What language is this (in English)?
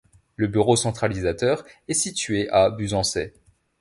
French